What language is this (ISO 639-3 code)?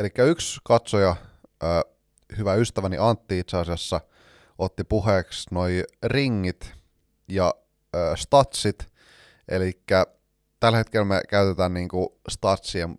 fin